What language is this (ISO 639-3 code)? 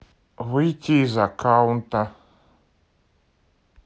rus